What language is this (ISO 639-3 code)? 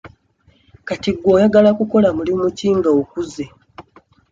lug